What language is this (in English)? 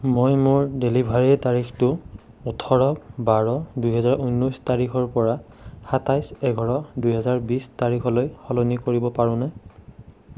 Assamese